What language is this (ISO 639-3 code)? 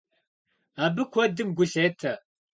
kbd